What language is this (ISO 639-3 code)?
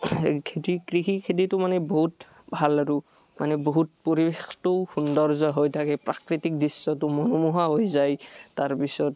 asm